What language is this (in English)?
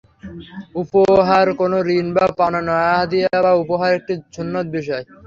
Bangla